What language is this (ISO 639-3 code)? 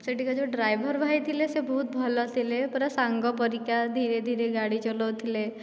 ori